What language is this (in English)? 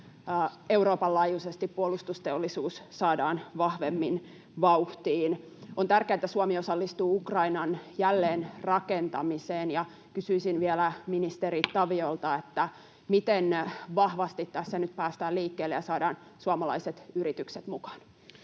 Finnish